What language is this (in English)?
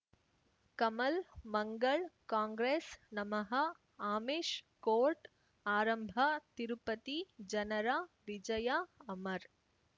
Kannada